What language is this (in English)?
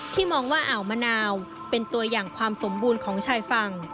Thai